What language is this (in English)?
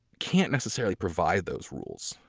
English